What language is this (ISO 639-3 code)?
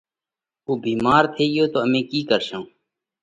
kvx